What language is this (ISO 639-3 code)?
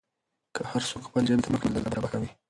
pus